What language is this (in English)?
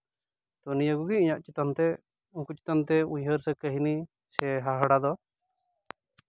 Santali